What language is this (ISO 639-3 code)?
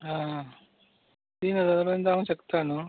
kok